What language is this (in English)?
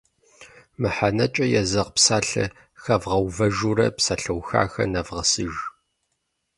Kabardian